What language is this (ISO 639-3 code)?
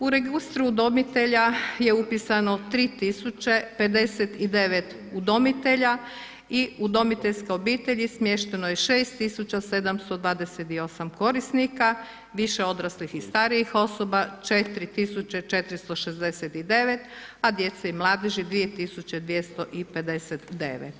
hrv